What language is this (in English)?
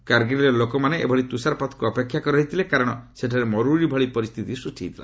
Odia